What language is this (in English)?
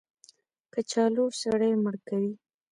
Pashto